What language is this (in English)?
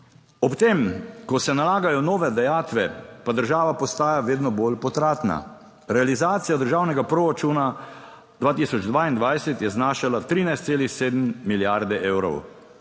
Slovenian